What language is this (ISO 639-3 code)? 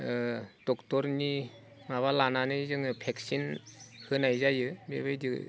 brx